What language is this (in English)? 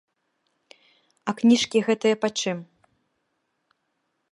Belarusian